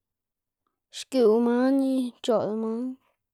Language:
Xanaguía Zapotec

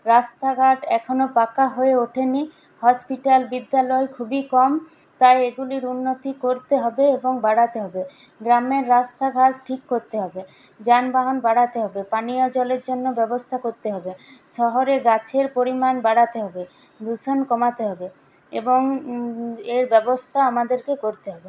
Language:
Bangla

